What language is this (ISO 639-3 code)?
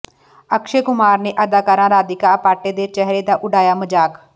pan